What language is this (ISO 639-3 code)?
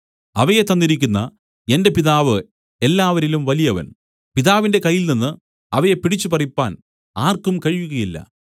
mal